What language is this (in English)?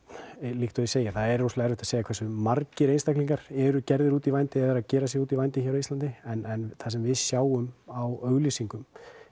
Icelandic